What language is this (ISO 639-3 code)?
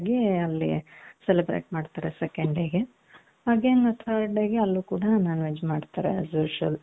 kan